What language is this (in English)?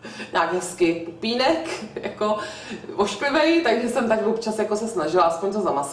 Czech